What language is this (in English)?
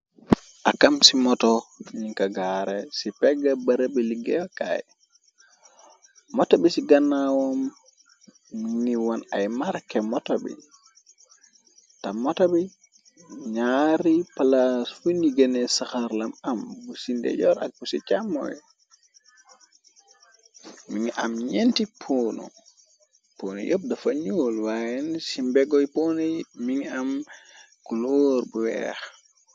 Wolof